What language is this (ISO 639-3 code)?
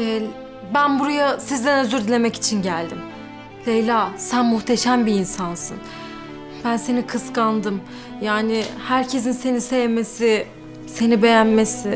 tur